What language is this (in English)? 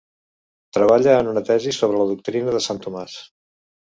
Catalan